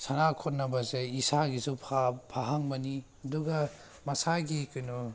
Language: Manipuri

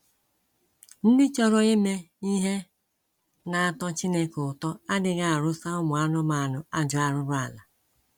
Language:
Igbo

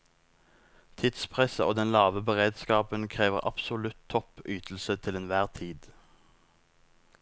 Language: Norwegian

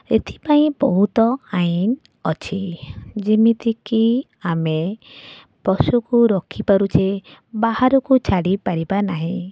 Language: Odia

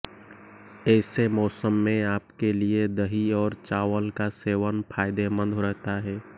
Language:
Hindi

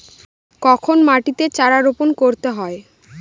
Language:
Bangla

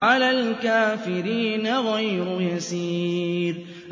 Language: Arabic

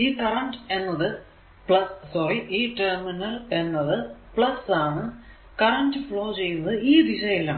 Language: Malayalam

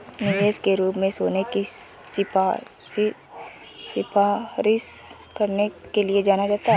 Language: Hindi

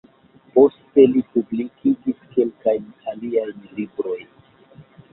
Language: Esperanto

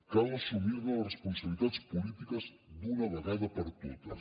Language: Catalan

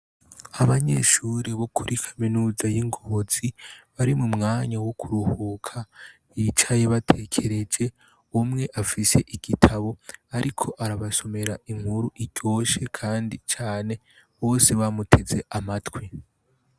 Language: Rundi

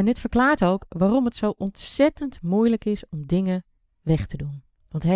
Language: Dutch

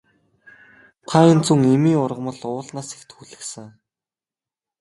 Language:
Mongolian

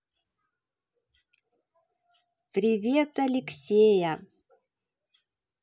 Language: Russian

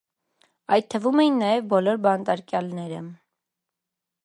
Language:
Armenian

